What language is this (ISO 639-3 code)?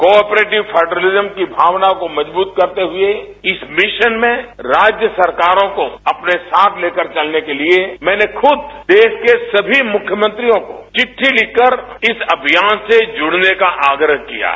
hin